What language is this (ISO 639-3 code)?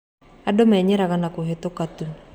kik